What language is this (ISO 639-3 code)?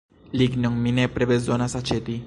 epo